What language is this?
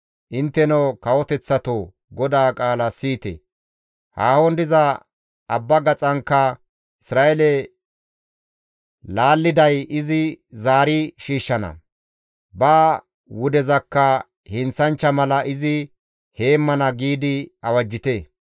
Gamo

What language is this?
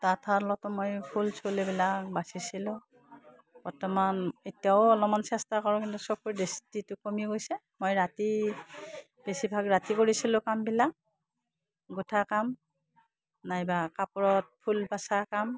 Assamese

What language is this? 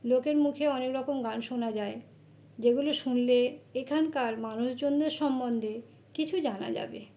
Bangla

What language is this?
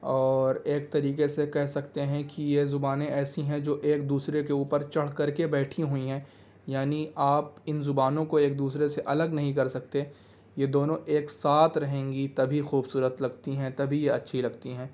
Urdu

